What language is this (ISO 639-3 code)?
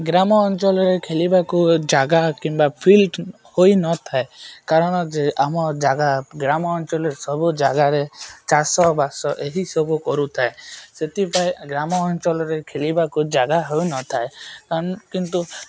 ori